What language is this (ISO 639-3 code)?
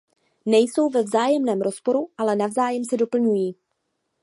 ces